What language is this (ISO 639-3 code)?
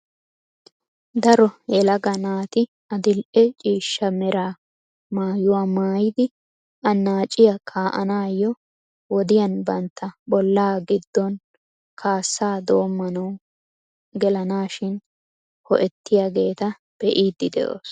wal